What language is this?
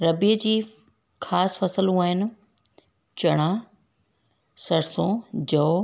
Sindhi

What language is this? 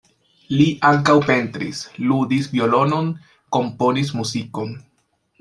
Esperanto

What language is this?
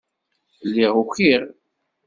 Kabyle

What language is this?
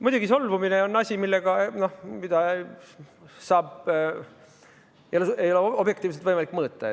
Estonian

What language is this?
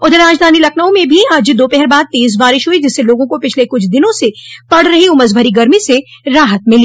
Hindi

